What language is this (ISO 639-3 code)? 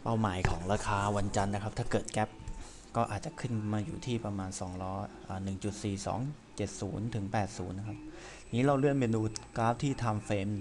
tha